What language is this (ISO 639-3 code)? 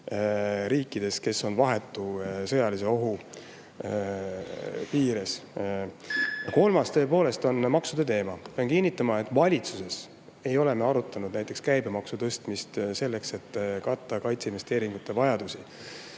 est